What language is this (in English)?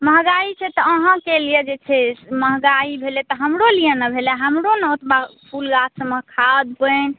Maithili